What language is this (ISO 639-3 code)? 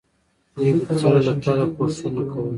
pus